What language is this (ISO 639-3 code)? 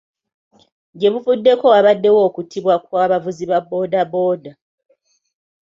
lug